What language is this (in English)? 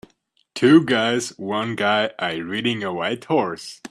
English